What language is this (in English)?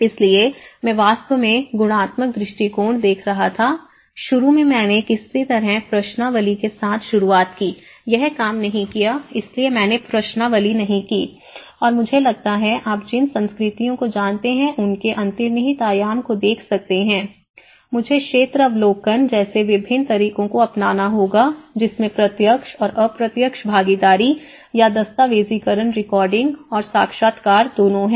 Hindi